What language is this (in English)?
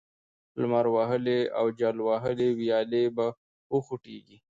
Pashto